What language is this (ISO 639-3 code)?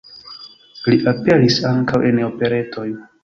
epo